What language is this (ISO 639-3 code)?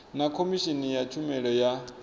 ven